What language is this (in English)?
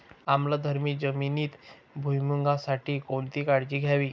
Marathi